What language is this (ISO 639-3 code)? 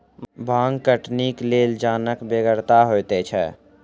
mai